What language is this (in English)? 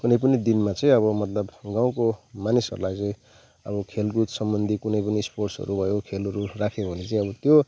Nepali